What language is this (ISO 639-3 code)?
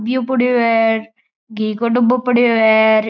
mwr